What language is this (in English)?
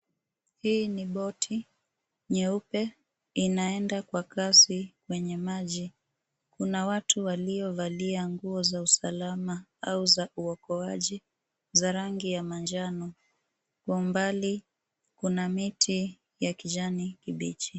Swahili